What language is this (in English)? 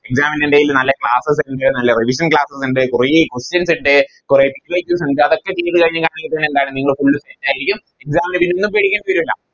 Malayalam